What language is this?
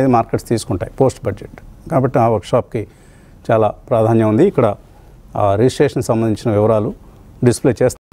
Telugu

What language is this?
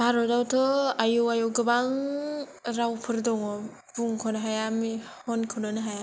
Bodo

